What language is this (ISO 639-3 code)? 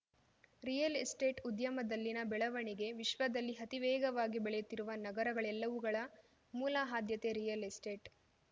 kan